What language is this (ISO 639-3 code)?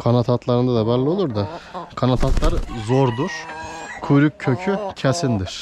tur